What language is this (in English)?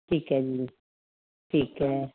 Punjabi